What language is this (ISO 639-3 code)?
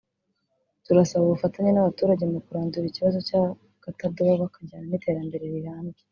kin